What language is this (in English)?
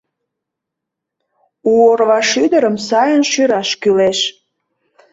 Mari